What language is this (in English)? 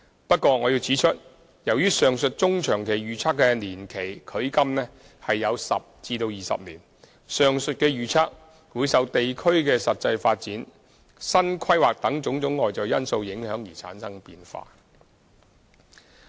Cantonese